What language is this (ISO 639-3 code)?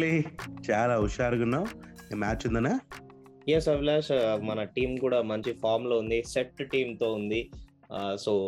tel